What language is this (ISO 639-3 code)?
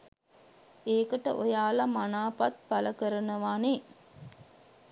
sin